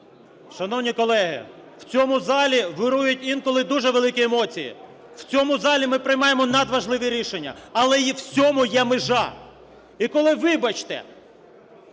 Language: Ukrainian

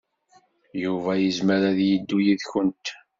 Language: Kabyle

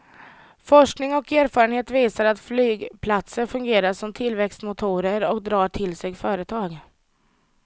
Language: Swedish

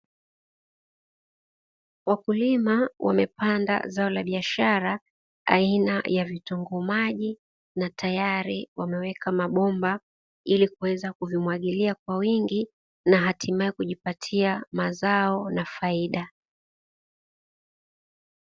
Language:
Swahili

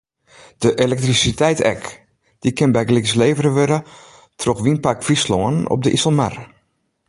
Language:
Western Frisian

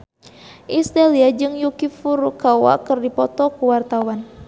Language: Sundanese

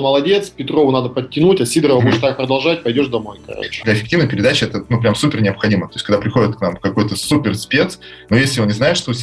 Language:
Russian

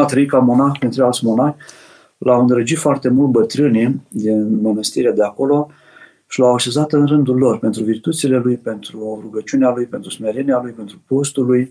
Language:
Romanian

